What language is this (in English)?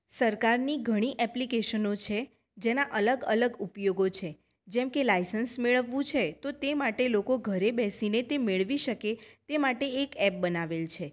Gujarati